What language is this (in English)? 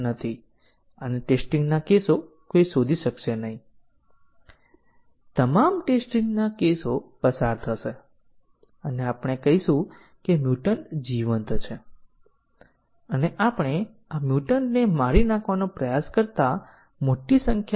Gujarati